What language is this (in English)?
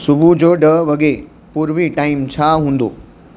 Sindhi